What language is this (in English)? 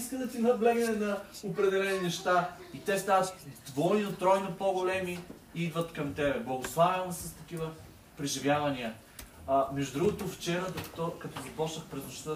Bulgarian